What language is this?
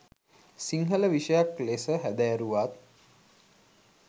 Sinhala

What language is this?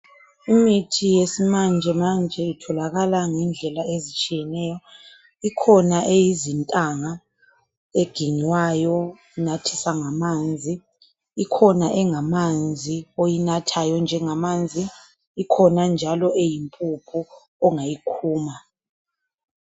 North Ndebele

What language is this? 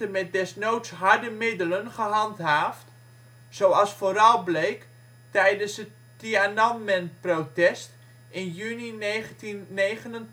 Dutch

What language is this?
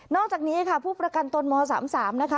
Thai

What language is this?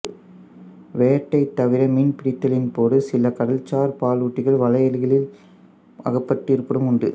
Tamil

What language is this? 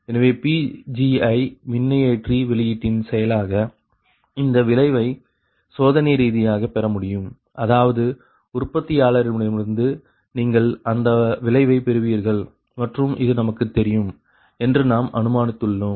Tamil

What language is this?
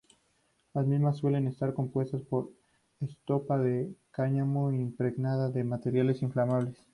Spanish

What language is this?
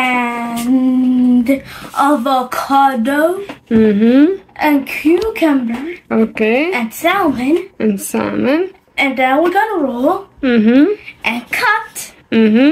Arabic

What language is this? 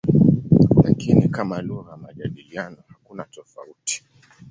Swahili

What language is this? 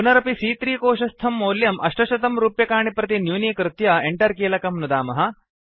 Sanskrit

